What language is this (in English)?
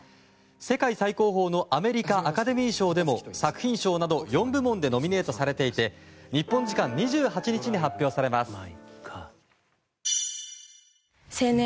Japanese